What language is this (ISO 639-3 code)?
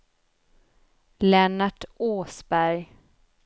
swe